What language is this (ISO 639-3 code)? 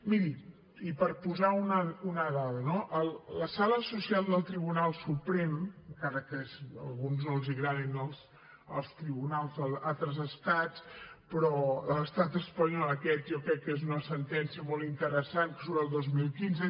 cat